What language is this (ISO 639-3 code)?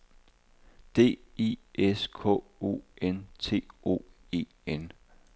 dan